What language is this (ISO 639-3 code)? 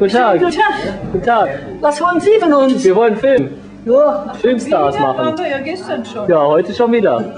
deu